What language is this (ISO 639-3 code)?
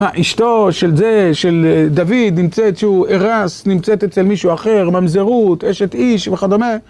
heb